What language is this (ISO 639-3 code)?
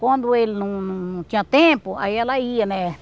por